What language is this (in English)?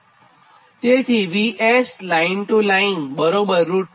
Gujarati